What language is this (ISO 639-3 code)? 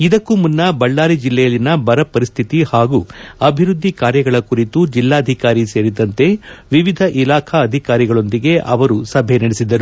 kan